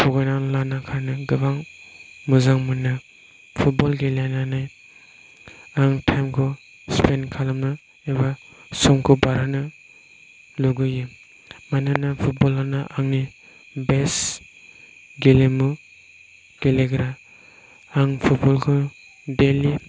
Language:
Bodo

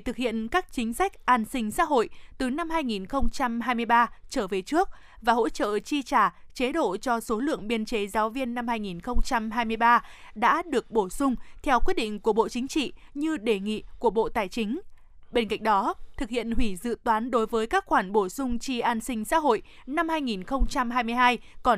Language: Vietnamese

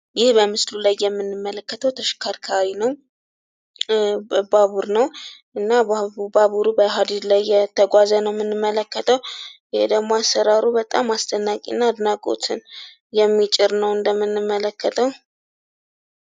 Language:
Amharic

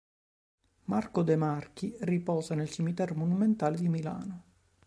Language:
Italian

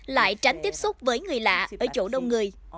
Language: Vietnamese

